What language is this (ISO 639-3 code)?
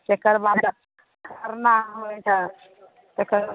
mai